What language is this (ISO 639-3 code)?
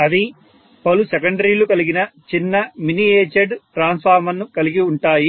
tel